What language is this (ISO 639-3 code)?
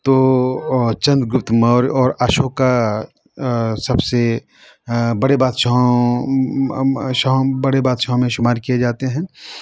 urd